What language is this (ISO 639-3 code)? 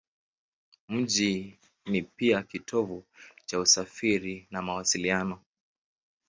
swa